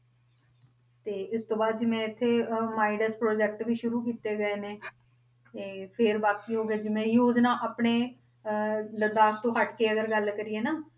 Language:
Punjabi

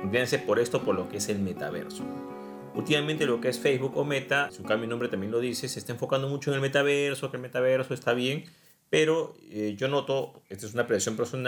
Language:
Spanish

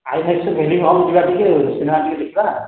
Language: Odia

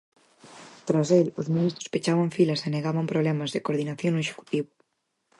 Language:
Galician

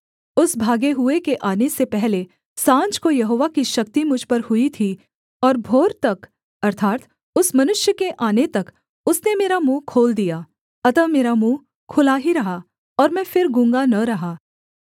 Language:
Hindi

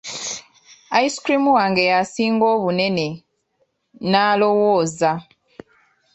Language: Ganda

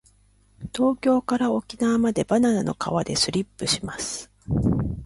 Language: Japanese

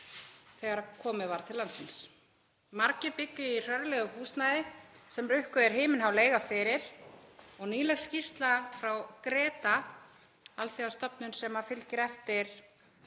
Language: Icelandic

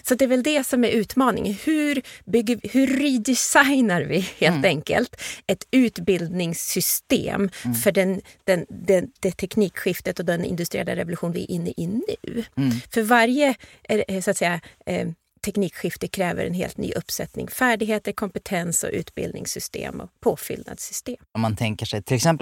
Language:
Swedish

